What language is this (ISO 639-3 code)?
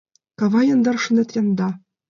chm